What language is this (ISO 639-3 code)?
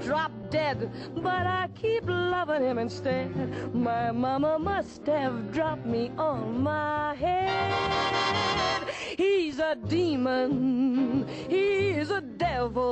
eng